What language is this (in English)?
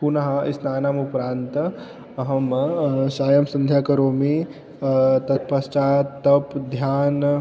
Sanskrit